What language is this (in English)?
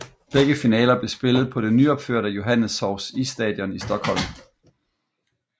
Danish